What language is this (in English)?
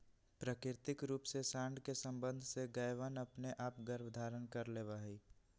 Magahi